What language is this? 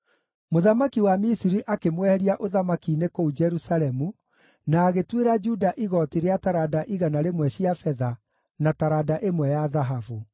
Kikuyu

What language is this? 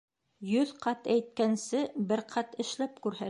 Bashkir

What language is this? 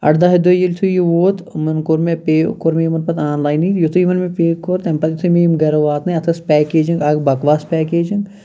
Kashmiri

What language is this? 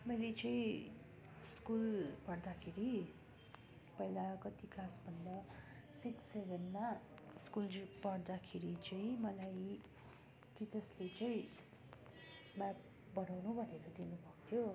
Nepali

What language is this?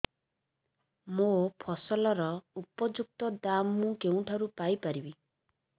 Odia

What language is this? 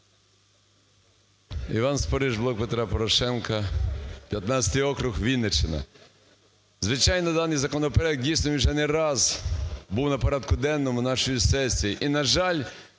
Ukrainian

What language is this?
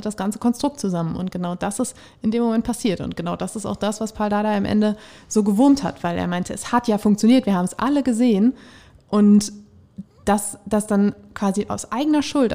German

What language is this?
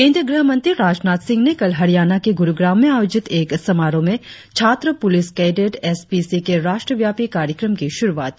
Hindi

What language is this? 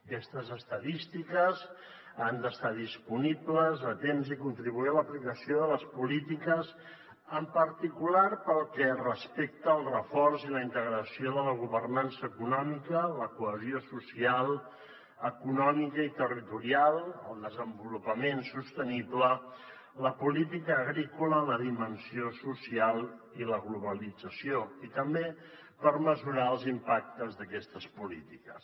Catalan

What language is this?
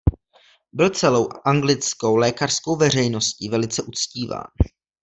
Czech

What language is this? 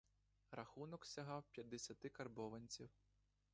Ukrainian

